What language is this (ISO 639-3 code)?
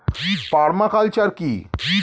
ben